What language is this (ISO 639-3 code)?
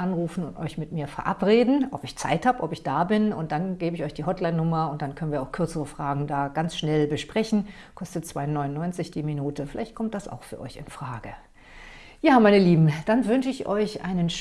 deu